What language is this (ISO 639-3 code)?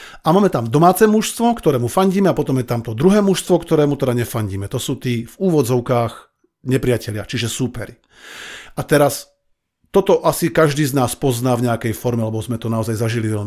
slk